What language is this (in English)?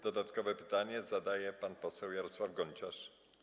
Polish